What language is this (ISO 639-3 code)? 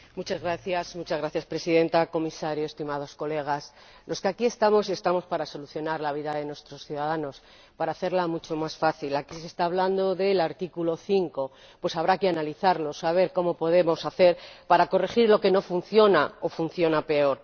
spa